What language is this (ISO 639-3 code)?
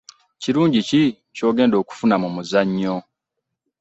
lug